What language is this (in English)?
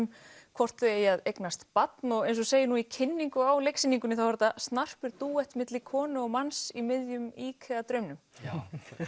Icelandic